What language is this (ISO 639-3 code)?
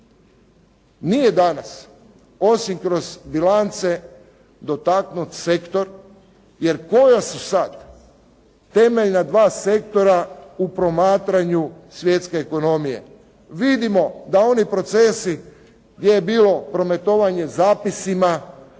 hrv